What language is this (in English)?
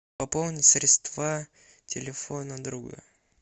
Russian